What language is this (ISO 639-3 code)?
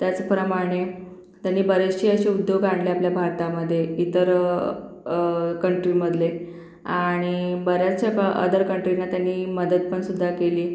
mar